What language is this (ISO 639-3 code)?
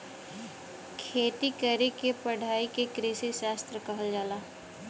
bho